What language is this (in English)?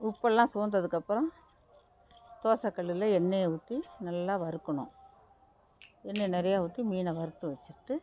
Tamil